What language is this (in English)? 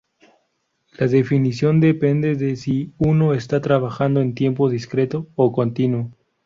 Spanish